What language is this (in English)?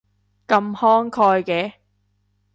Cantonese